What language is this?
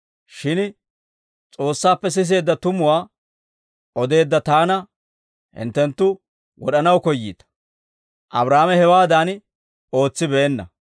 Dawro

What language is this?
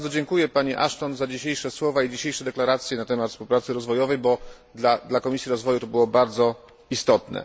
Polish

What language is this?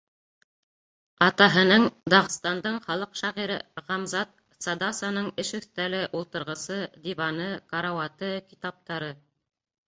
Bashkir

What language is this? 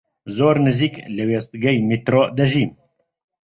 Central Kurdish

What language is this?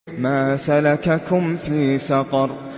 Arabic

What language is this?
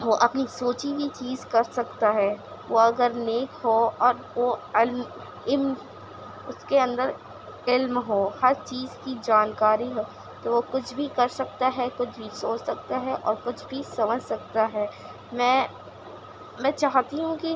Urdu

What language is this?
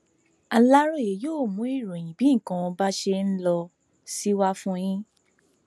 Yoruba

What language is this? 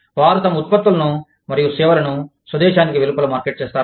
Telugu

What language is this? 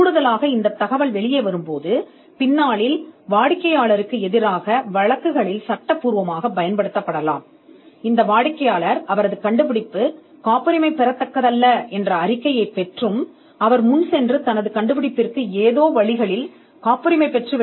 Tamil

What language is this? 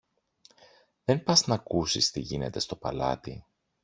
Greek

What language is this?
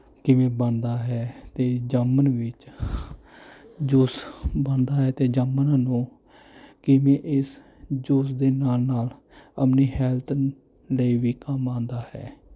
Punjabi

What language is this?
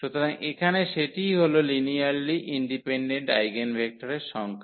Bangla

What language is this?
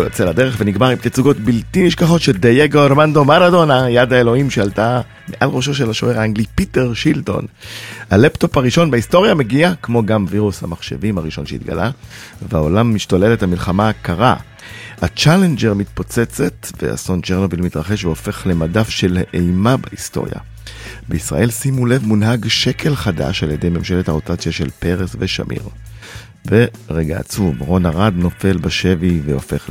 Hebrew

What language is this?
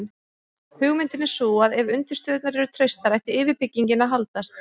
Icelandic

